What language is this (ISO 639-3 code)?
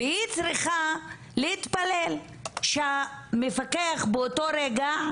heb